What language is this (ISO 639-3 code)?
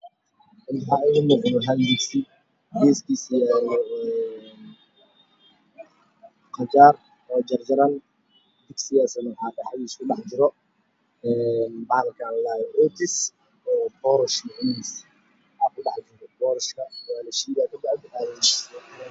som